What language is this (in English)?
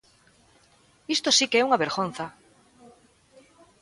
Galician